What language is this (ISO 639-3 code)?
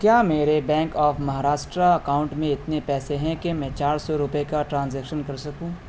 urd